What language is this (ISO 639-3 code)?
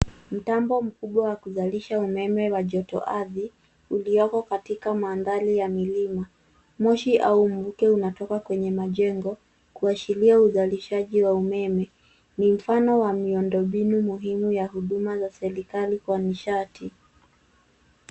swa